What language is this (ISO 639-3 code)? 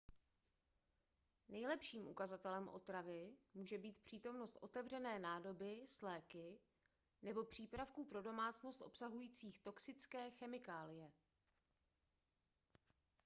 ces